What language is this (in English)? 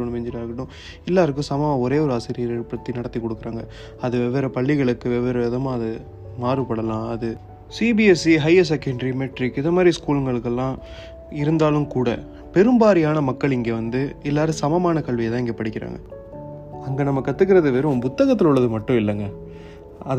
Tamil